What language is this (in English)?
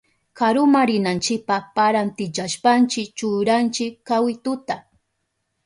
Southern Pastaza Quechua